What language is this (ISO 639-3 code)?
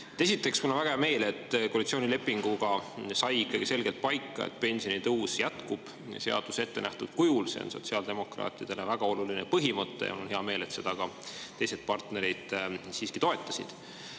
est